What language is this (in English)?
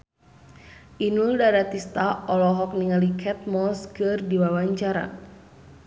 Sundanese